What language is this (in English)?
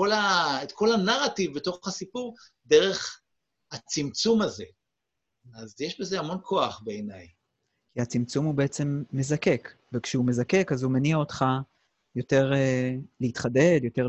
Hebrew